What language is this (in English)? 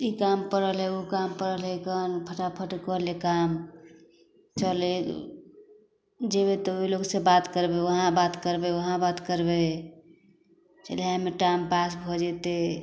Maithili